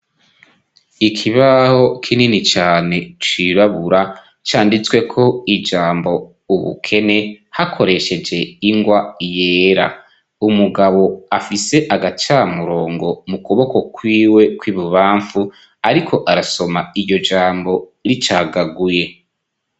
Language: Rundi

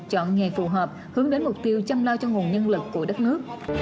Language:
Vietnamese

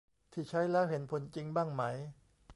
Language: Thai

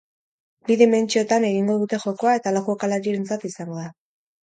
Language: Basque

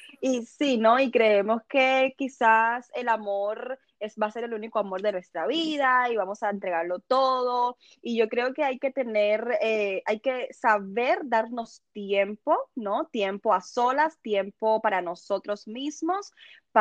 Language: Spanish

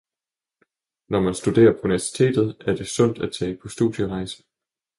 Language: Danish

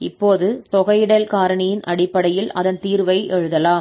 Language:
Tamil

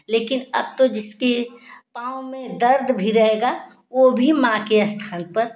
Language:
Hindi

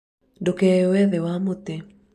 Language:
Kikuyu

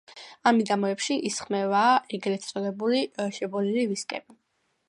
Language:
Georgian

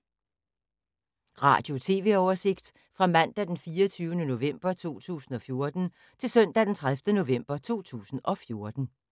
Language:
Danish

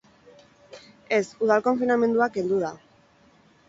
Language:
Basque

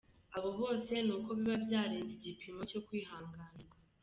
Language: Kinyarwanda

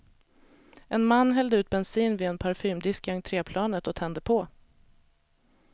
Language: Swedish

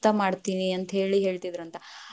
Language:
Kannada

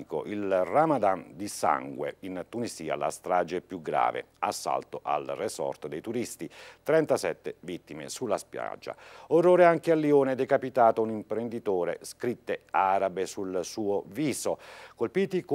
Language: Italian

